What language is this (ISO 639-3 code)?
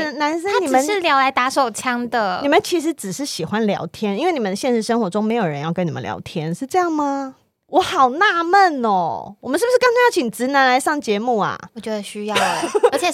zho